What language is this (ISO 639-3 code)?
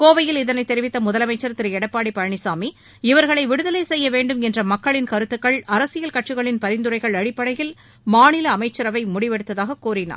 tam